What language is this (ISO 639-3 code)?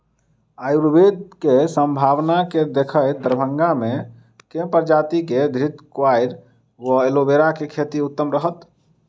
mai